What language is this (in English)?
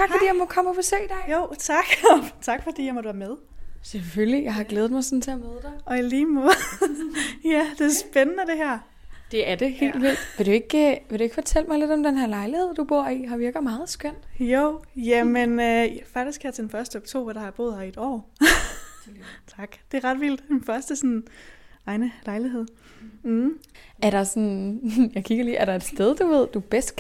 Danish